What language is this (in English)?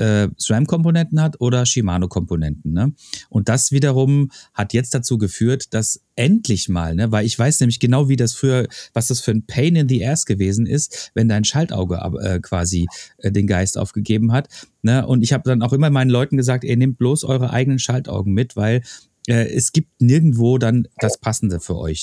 German